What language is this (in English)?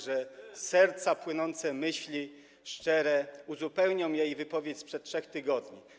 Polish